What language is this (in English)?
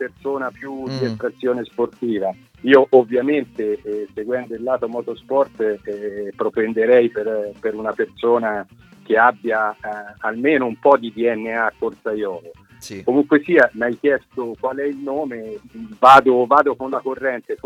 Italian